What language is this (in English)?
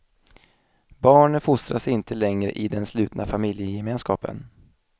Swedish